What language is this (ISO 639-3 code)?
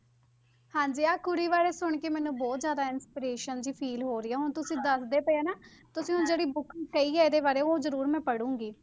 pan